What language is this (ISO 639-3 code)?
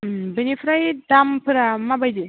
brx